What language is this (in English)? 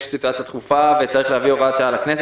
Hebrew